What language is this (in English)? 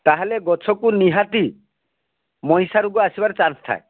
Odia